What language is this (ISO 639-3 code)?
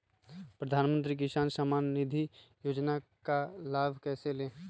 mag